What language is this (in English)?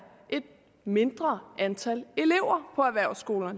Danish